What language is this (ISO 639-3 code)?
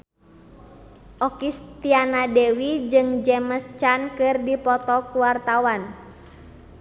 sun